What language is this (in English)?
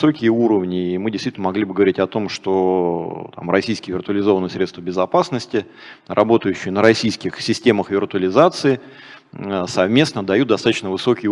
Russian